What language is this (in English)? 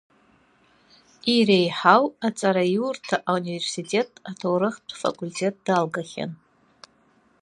Abkhazian